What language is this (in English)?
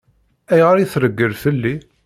Kabyle